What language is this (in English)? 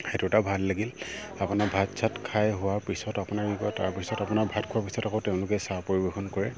Assamese